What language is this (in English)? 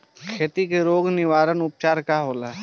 Bhojpuri